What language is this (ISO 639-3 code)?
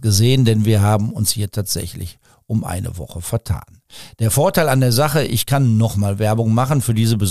deu